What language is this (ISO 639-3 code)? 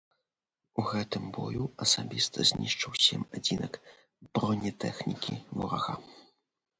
bel